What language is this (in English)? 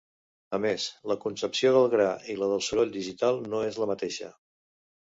Catalan